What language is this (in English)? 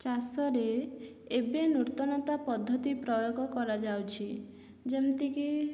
Odia